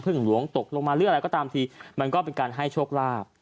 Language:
Thai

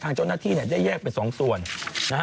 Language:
Thai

